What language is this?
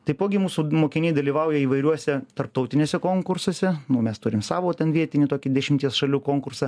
Lithuanian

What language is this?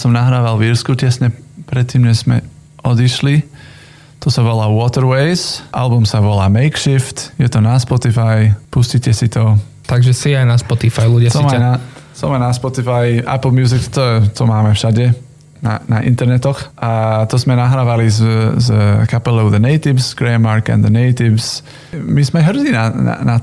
Slovak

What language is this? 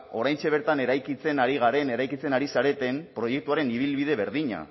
Basque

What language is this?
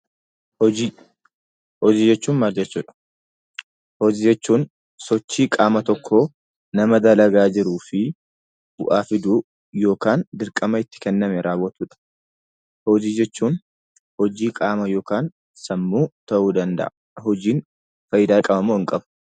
Oromo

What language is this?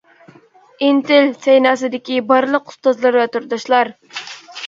Uyghur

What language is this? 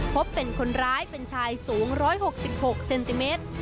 Thai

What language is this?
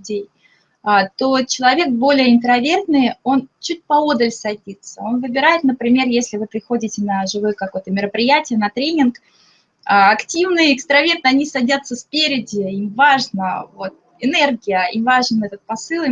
Russian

